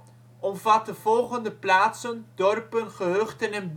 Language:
Dutch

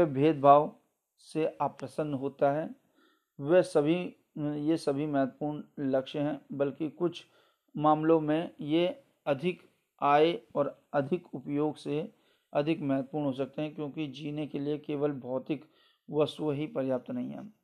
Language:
Hindi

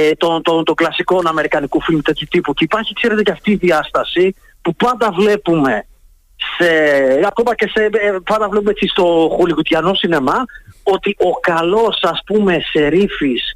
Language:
Greek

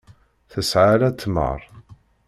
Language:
Kabyle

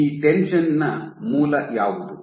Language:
Kannada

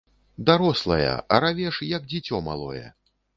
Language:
Belarusian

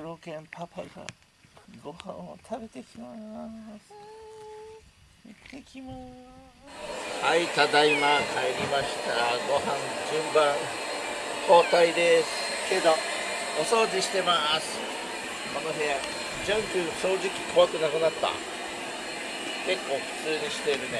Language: Japanese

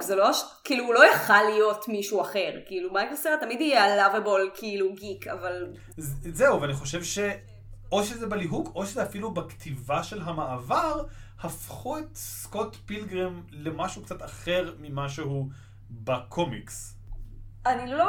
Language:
Hebrew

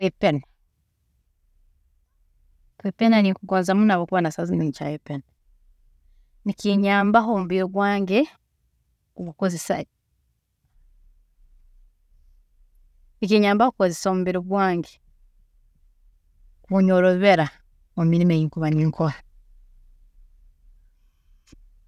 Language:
Tooro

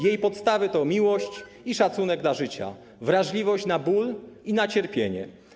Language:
Polish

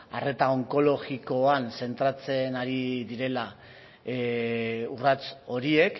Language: Basque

